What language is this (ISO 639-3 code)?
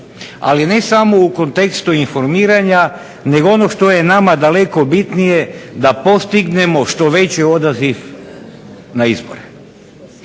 hrv